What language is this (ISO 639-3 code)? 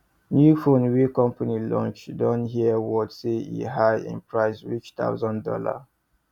pcm